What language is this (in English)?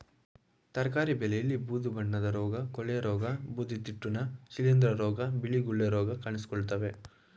Kannada